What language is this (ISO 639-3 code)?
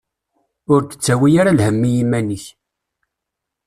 kab